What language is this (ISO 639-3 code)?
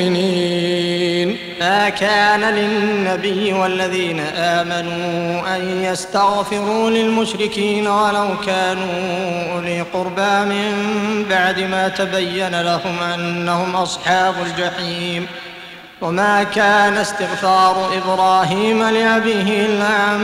ara